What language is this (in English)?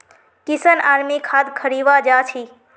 Magahi